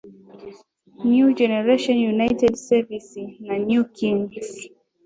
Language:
Swahili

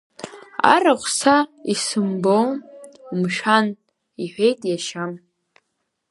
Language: Abkhazian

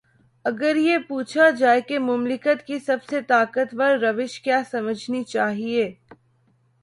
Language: Urdu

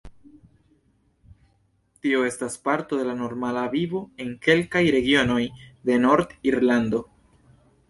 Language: Esperanto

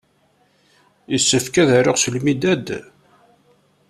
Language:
Kabyle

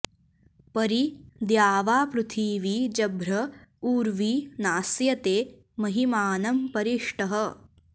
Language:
Sanskrit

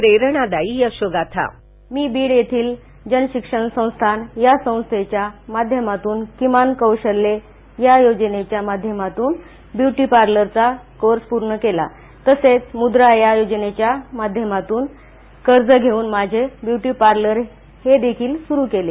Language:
Marathi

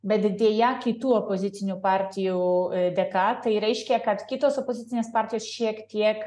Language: Lithuanian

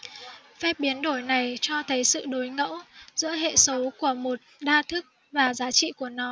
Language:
Vietnamese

